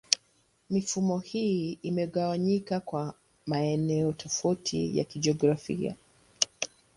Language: Swahili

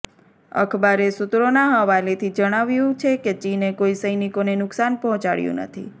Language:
Gujarati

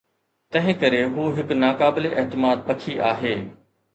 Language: Sindhi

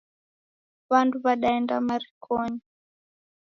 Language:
Taita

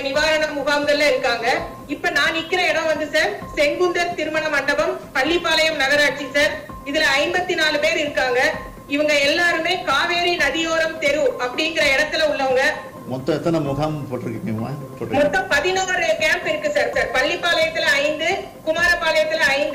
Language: Tamil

